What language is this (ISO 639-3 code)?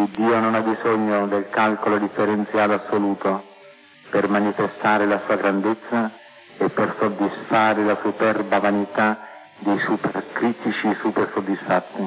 ita